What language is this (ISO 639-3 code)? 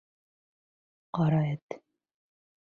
bak